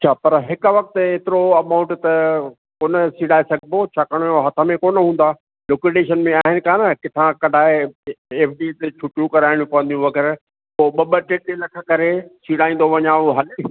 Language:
Sindhi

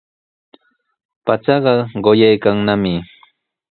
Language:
Sihuas Ancash Quechua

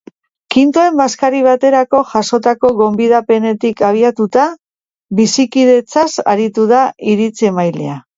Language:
Basque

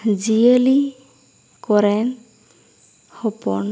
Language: Santali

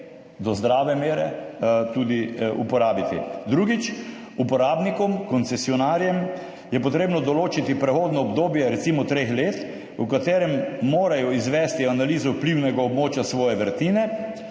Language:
Slovenian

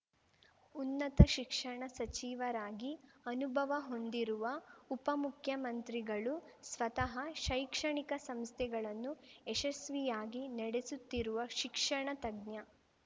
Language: Kannada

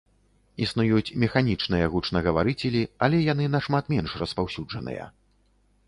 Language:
Belarusian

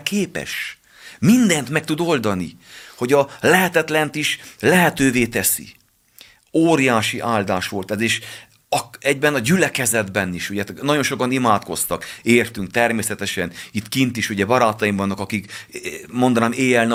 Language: Hungarian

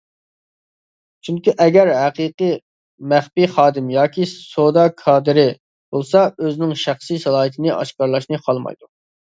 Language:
Uyghur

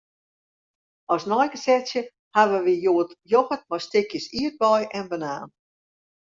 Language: Western Frisian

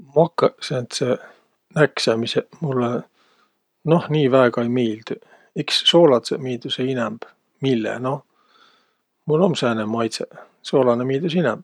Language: Võro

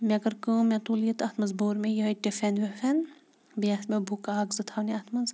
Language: Kashmiri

